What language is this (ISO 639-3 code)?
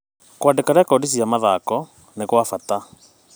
kik